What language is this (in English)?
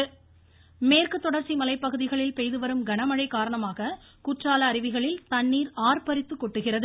Tamil